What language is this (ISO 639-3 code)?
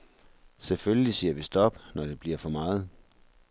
dan